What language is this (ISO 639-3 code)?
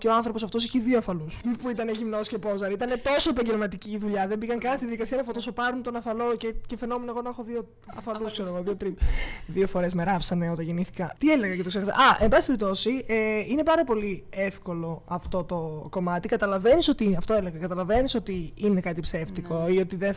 ell